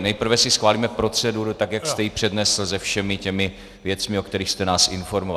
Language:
Czech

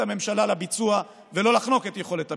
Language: Hebrew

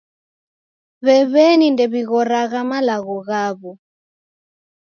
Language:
Taita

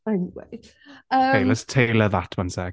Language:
Welsh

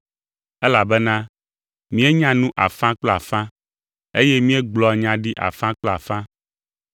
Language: Ewe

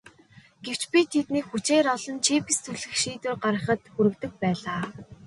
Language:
Mongolian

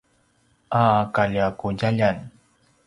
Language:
Paiwan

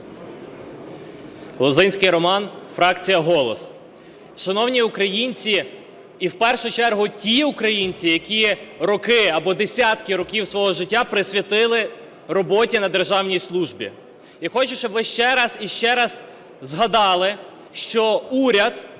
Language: Ukrainian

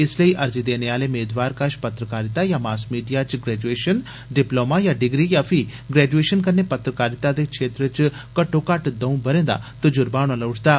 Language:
Dogri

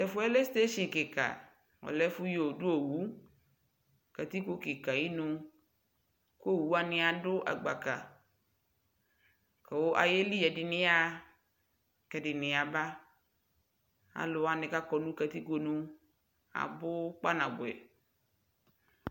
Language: Ikposo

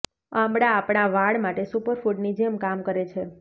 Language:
Gujarati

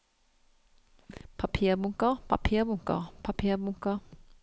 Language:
Norwegian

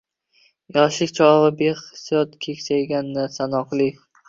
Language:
Uzbek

